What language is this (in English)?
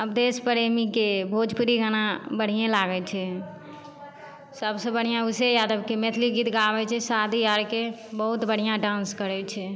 Maithili